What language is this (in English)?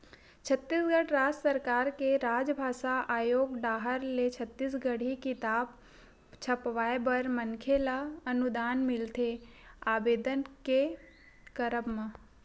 Chhattisgarhi